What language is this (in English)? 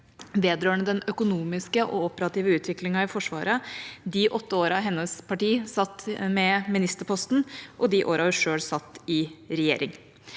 Norwegian